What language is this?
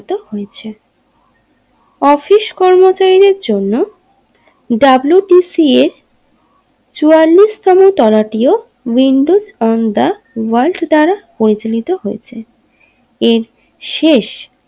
Bangla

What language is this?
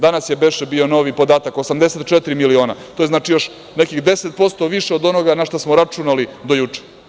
Serbian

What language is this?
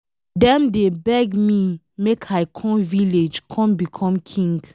Nigerian Pidgin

